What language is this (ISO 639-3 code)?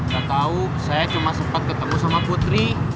ind